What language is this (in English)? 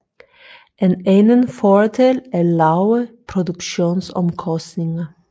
Danish